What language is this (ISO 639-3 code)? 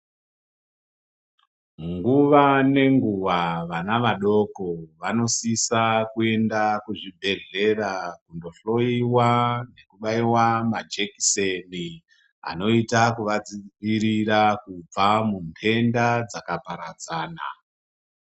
ndc